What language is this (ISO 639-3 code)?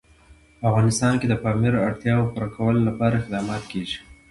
pus